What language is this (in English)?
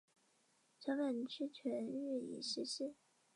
Chinese